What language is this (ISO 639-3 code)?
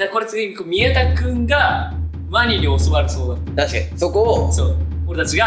jpn